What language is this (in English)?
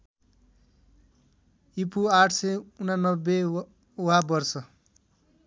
Nepali